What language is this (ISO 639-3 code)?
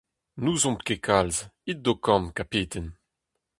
bre